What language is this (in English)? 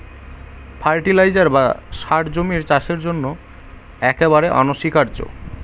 Bangla